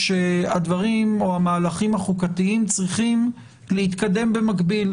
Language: Hebrew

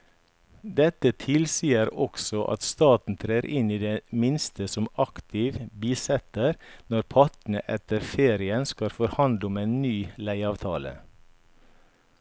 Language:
Norwegian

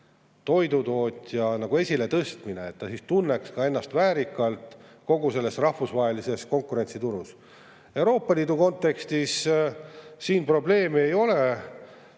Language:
Estonian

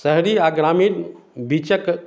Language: Maithili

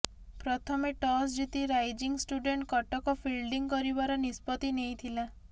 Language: Odia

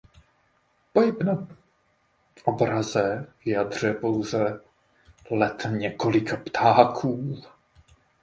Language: Czech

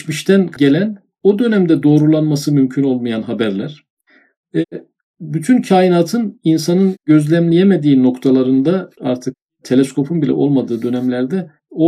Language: Turkish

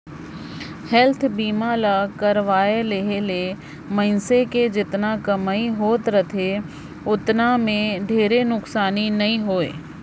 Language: Chhattisgarhi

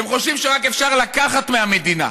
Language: Hebrew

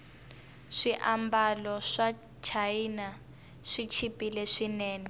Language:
Tsonga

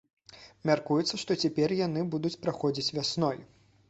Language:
Belarusian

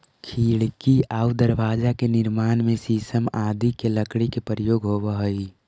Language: Magahi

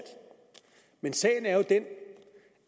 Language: Danish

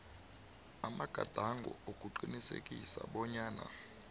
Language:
South Ndebele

